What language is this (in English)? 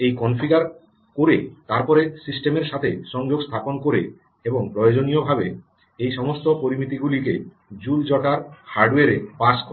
Bangla